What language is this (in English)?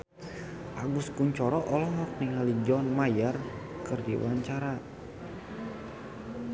Sundanese